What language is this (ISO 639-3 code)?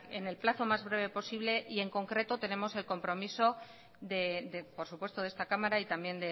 spa